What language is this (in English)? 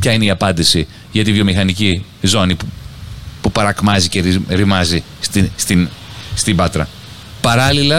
Greek